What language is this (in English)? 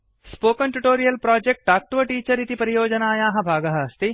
Sanskrit